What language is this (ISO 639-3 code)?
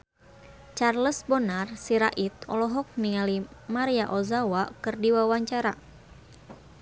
sun